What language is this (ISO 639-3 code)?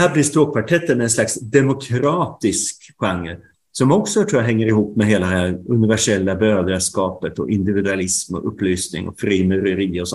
swe